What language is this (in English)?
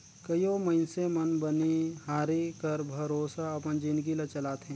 Chhattisgarhi